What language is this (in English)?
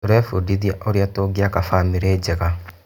Kikuyu